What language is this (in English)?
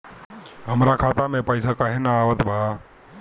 Bhojpuri